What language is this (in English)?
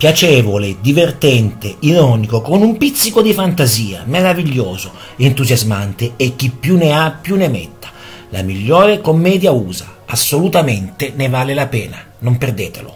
Italian